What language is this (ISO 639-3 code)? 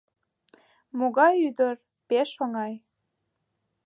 chm